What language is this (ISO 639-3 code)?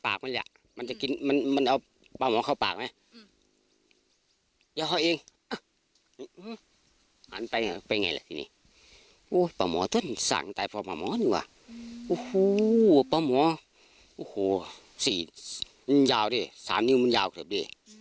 tha